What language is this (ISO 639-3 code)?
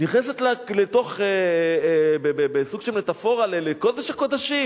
heb